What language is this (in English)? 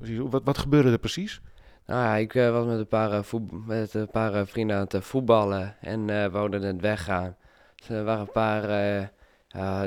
Dutch